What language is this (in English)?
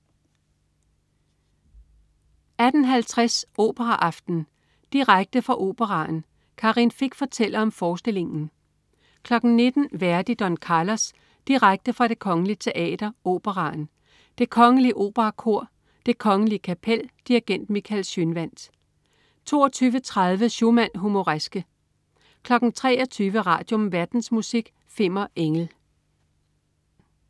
Danish